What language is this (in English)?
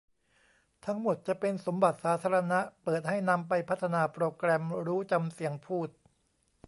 Thai